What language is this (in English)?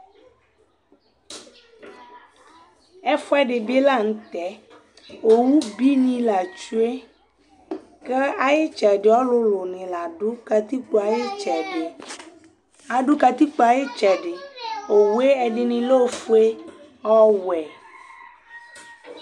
Ikposo